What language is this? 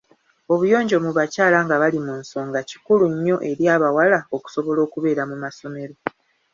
Ganda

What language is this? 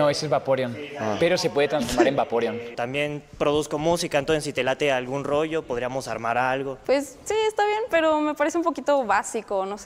Spanish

